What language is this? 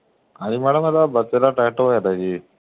Punjabi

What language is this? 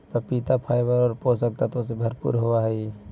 Magahi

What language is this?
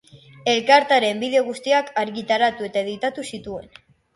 Basque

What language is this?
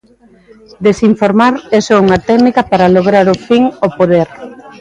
Galician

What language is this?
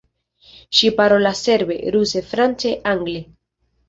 Esperanto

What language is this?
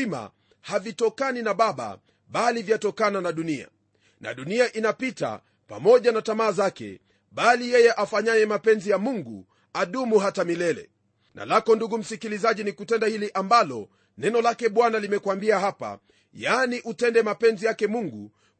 Swahili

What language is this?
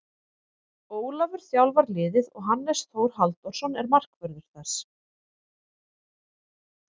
Icelandic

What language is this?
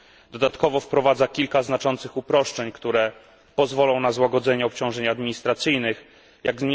Polish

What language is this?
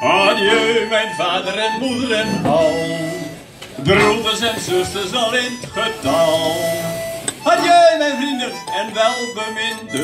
Dutch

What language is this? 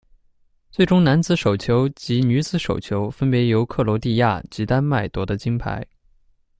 Chinese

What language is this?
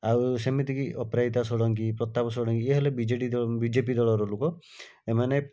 Odia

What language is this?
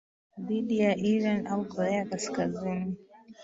Swahili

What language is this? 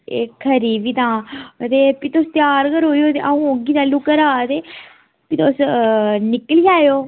Dogri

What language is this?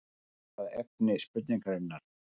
Icelandic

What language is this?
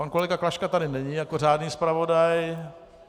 Czech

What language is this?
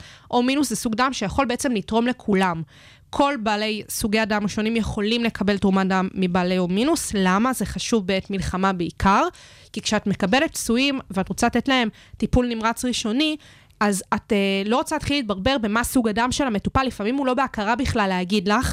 Hebrew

